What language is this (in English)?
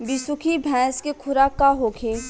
Bhojpuri